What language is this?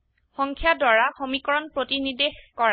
Assamese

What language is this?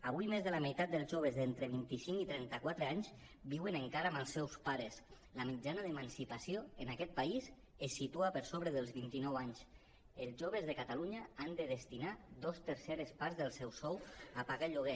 Catalan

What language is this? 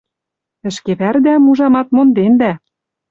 Western Mari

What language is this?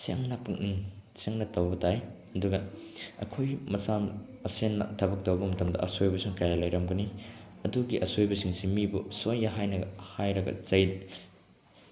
Manipuri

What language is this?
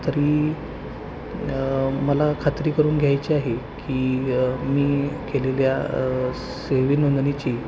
Marathi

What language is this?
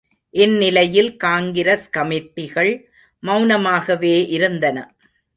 Tamil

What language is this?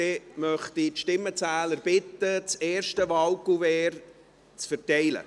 Swiss German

